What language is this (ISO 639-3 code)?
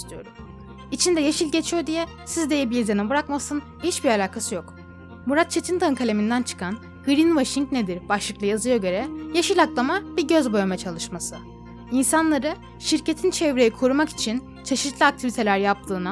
tur